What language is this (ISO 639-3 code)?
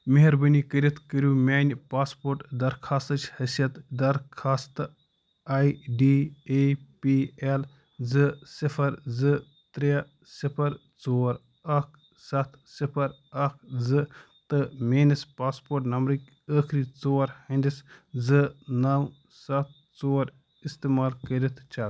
kas